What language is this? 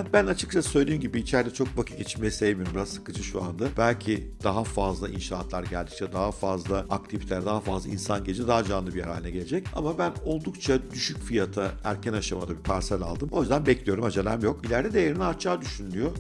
Turkish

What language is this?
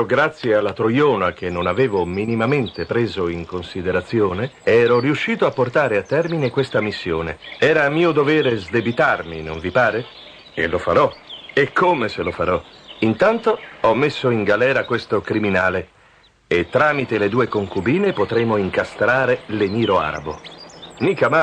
Italian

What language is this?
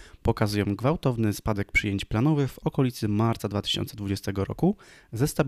Polish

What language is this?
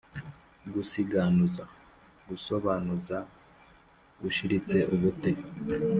Kinyarwanda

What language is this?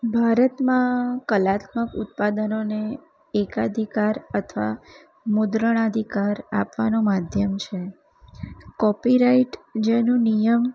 Gujarati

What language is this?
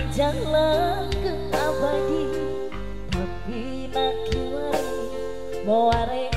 Indonesian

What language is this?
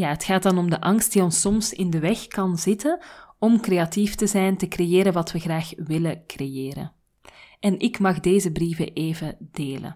Dutch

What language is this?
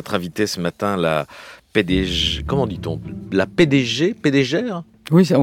French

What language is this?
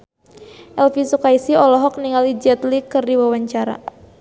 Sundanese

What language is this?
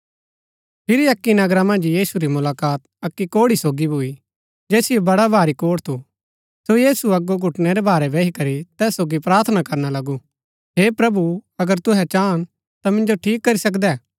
Gaddi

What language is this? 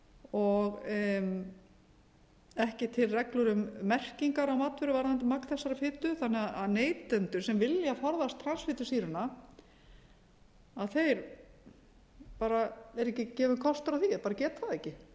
Icelandic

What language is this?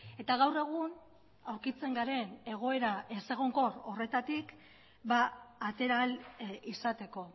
Basque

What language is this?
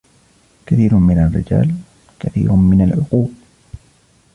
Arabic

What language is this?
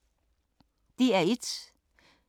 Danish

